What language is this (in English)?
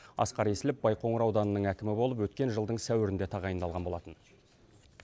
Kazakh